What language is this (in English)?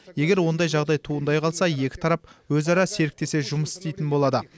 Kazakh